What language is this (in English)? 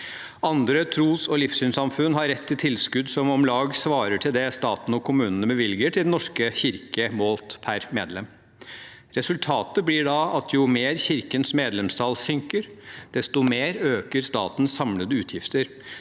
Norwegian